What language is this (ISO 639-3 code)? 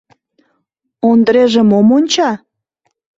chm